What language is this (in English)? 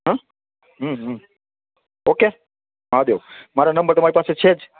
Gujarati